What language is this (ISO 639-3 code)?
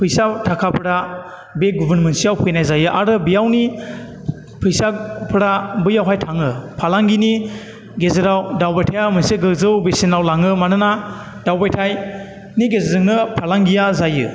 brx